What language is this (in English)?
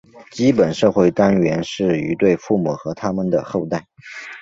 Chinese